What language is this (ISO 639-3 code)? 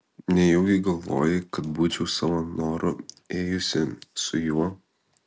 lit